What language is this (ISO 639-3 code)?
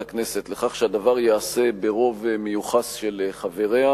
heb